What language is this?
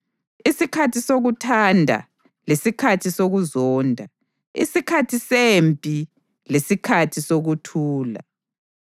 North Ndebele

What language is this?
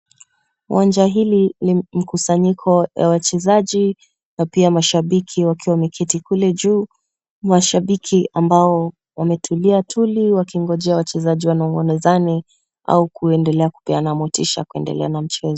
Swahili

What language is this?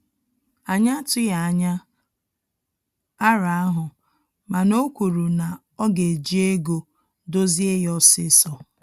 Igbo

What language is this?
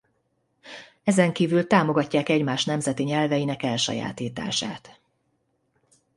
Hungarian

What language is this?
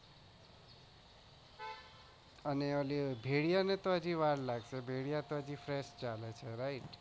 Gujarati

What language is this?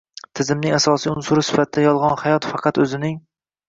Uzbek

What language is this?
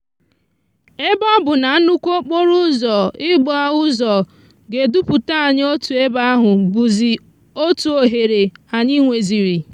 Igbo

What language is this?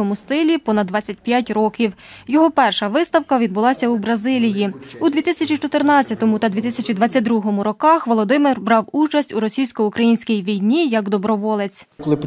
Ukrainian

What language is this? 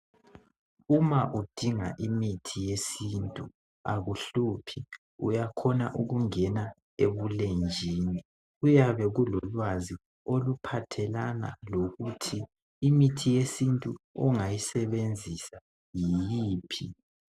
North Ndebele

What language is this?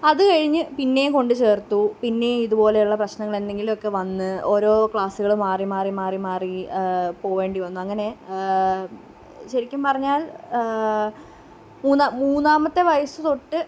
Malayalam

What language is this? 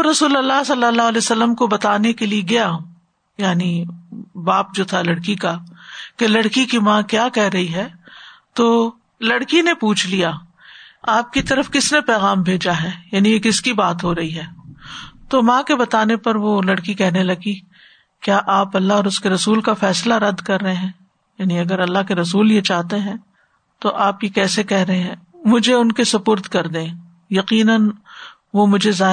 Urdu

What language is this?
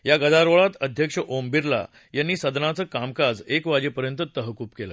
Marathi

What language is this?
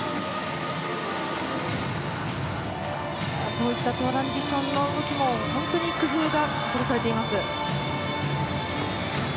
Japanese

